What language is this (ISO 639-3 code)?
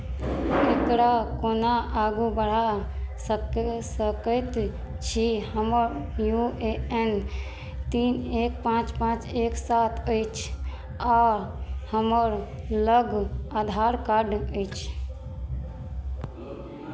mai